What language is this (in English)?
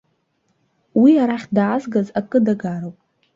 Abkhazian